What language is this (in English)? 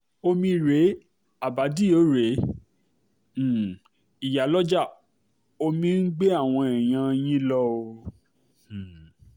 Yoruba